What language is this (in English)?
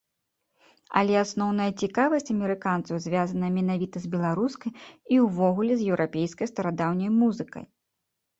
Belarusian